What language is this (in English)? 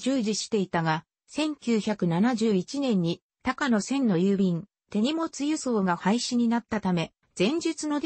Japanese